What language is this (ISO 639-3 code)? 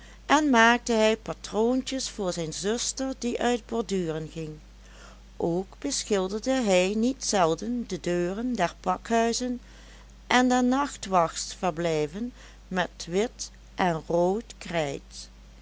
nld